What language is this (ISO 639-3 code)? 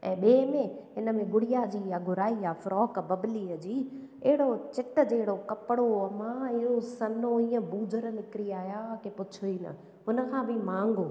snd